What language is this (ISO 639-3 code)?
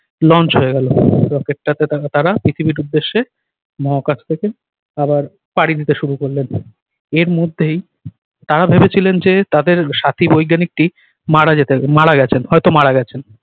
ben